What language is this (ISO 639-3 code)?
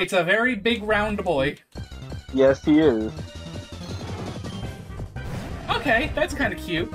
eng